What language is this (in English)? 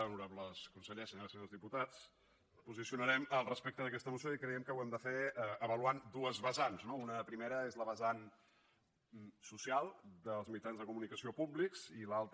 Catalan